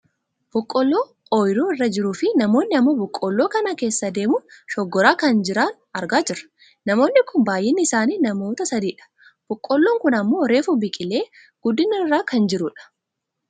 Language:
Oromo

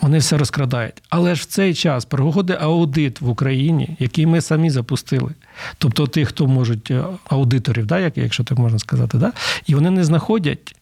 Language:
Ukrainian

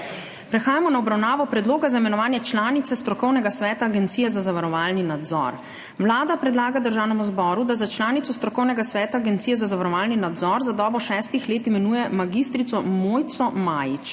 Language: Slovenian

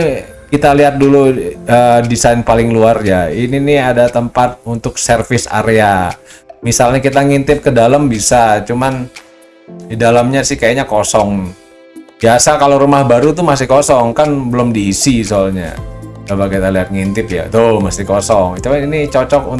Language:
Indonesian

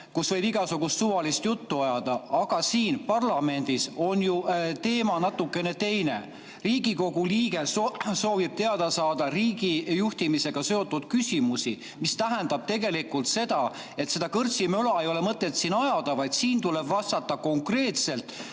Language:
Estonian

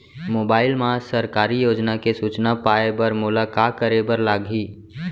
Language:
Chhattisgarhi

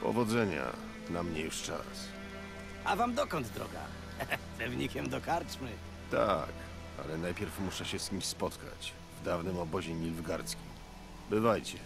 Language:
Polish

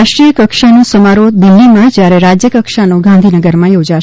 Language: Gujarati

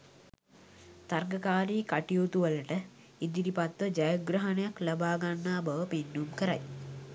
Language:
Sinhala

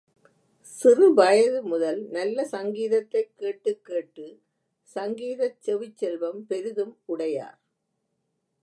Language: Tamil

